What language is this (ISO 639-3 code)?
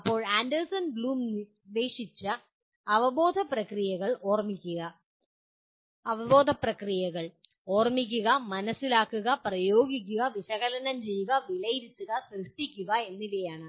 mal